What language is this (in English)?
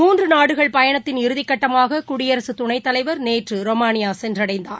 Tamil